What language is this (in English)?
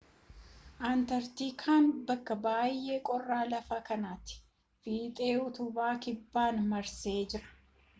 Oromo